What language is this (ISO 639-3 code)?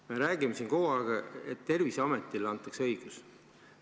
est